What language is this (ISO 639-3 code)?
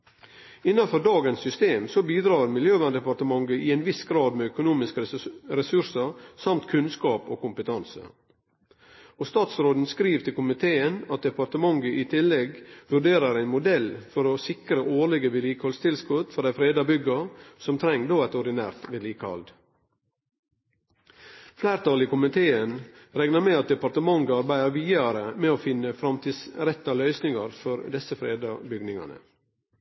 nno